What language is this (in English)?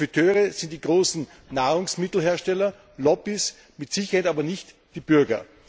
German